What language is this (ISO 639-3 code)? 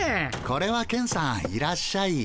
jpn